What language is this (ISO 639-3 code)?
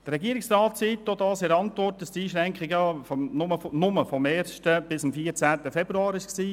gsw